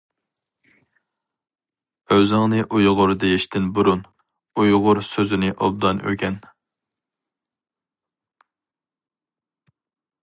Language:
Uyghur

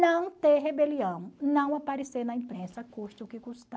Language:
Portuguese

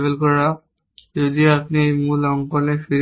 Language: Bangla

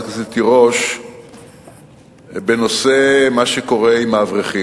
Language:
Hebrew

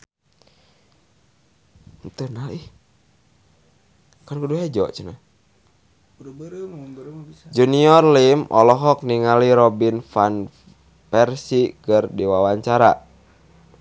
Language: Sundanese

